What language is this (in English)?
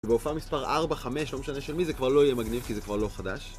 Hebrew